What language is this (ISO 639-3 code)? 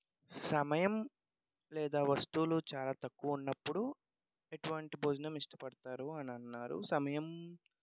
tel